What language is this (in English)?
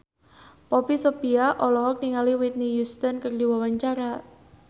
Sundanese